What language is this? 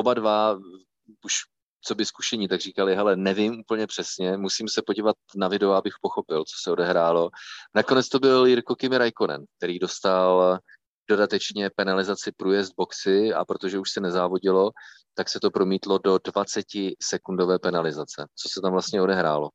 Czech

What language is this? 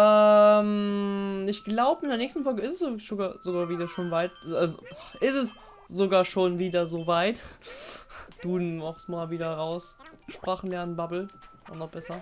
German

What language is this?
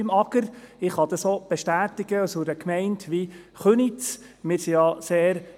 Swiss German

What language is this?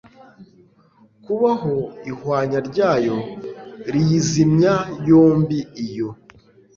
Kinyarwanda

